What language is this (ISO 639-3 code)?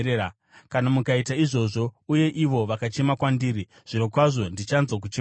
sna